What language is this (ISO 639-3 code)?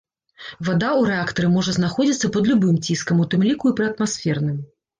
bel